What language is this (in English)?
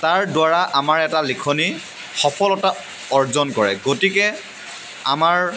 Assamese